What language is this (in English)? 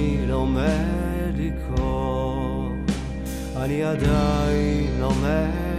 Hebrew